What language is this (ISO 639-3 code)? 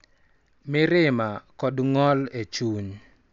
luo